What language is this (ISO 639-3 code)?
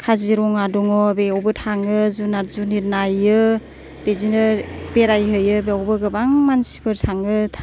brx